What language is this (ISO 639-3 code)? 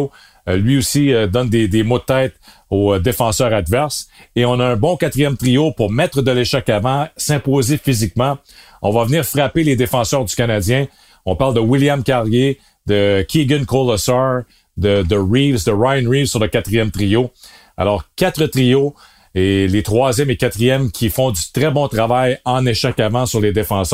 fra